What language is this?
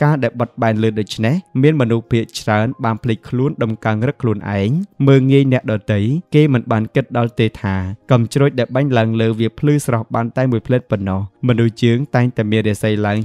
Thai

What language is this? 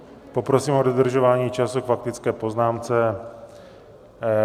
Czech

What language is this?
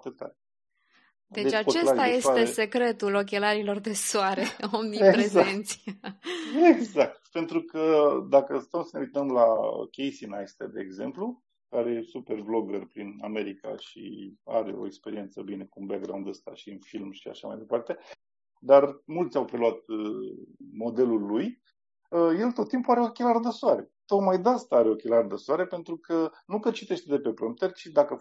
Romanian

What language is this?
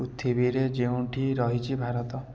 Odia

